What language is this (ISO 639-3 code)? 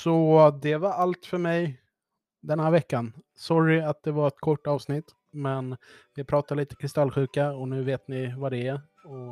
swe